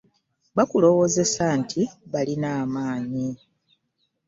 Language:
Ganda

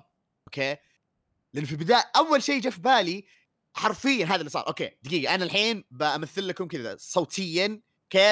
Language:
Arabic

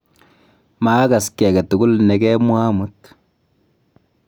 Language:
Kalenjin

